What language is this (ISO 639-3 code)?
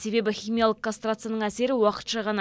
kaz